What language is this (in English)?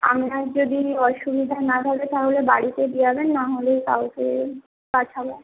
Bangla